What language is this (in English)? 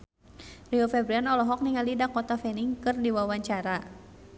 Sundanese